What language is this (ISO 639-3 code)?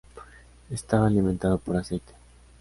spa